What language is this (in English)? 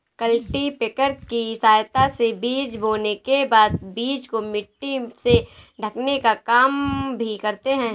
Hindi